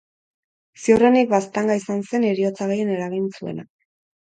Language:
Basque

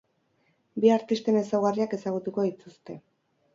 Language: Basque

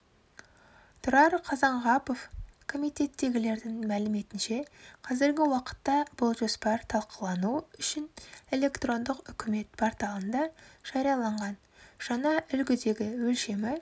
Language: Kazakh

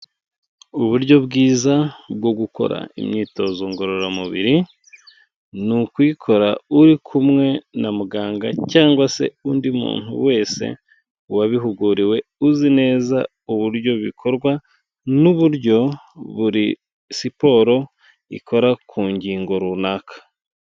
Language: Kinyarwanda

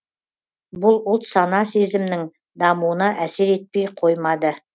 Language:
Kazakh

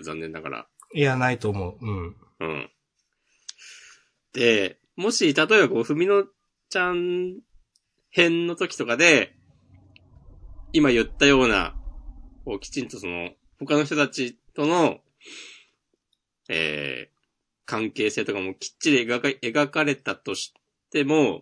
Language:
Japanese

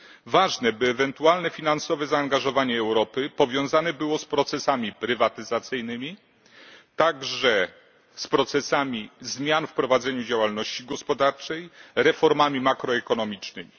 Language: Polish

